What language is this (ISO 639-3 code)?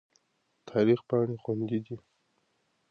pus